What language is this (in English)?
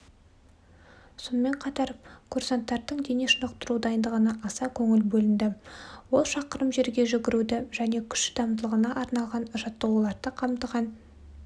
Kazakh